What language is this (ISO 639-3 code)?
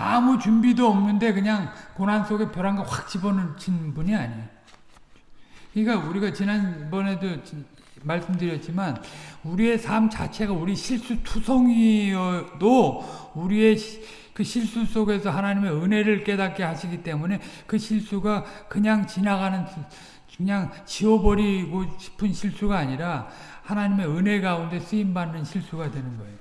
kor